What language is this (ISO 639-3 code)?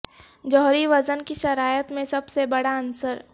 urd